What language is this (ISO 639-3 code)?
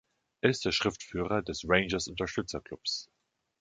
deu